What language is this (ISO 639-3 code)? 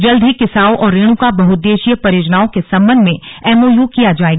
hin